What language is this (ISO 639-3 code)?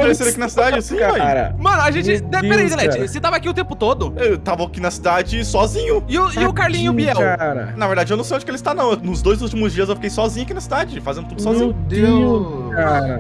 por